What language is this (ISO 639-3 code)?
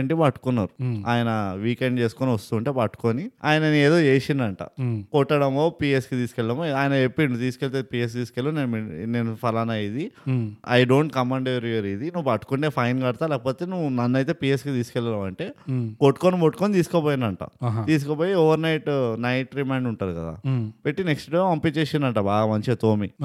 tel